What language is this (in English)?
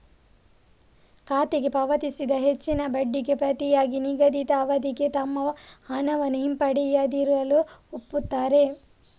Kannada